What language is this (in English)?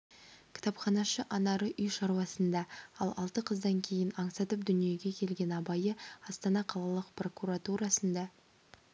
Kazakh